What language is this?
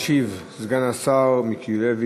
Hebrew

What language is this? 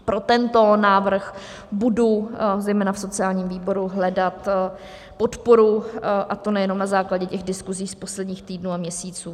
Czech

